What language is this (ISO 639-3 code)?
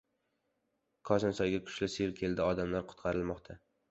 uzb